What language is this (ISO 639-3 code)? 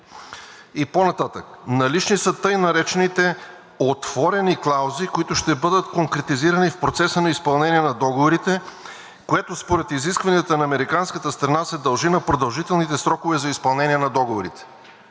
bul